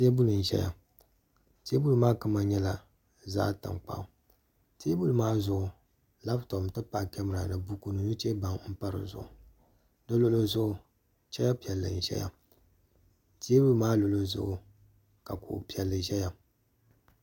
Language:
Dagbani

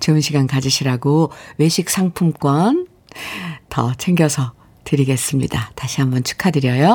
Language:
Korean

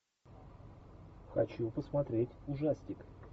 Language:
Russian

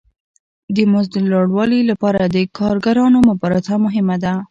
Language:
Pashto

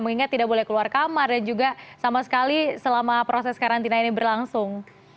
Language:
Indonesian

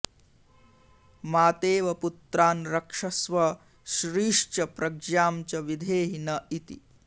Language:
Sanskrit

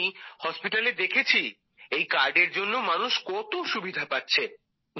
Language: Bangla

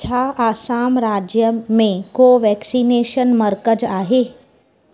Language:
Sindhi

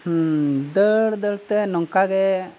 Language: Santali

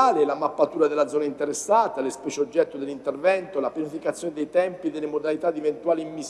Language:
Italian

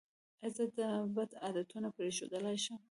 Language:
Pashto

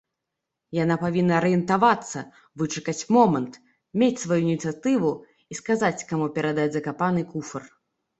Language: Belarusian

